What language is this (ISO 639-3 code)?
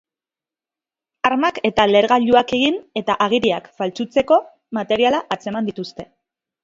eus